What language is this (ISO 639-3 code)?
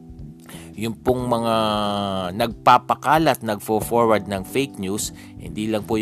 fil